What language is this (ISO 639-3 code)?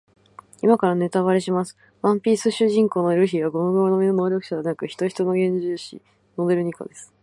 jpn